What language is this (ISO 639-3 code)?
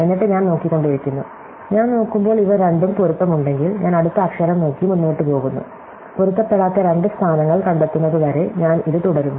mal